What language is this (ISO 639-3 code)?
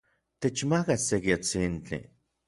nlv